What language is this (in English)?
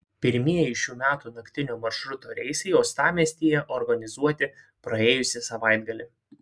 Lithuanian